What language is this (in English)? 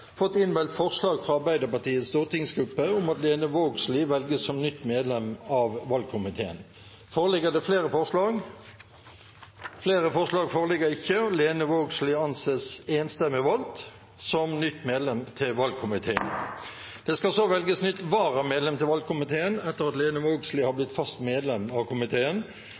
Norwegian Bokmål